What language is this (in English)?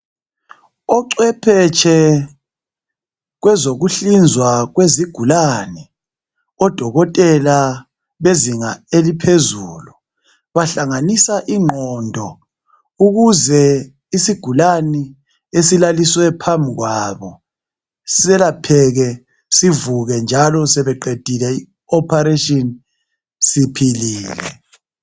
North Ndebele